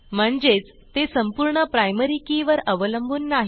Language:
Marathi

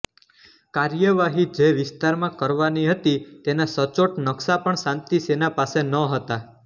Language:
Gujarati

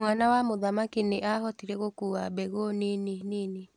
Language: Kikuyu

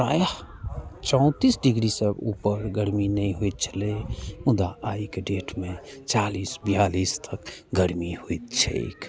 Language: Maithili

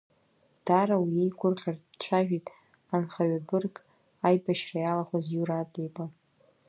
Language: Abkhazian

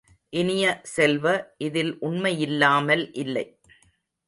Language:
Tamil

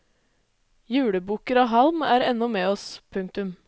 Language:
Norwegian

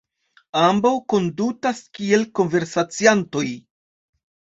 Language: Esperanto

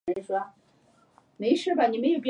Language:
Chinese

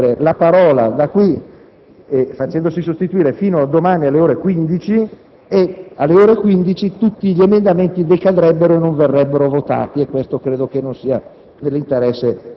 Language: Italian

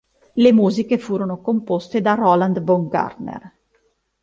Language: Italian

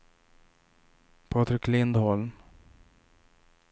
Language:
Swedish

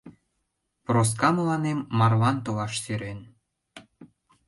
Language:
Mari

